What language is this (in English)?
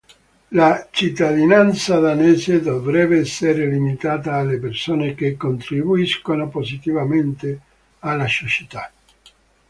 Italian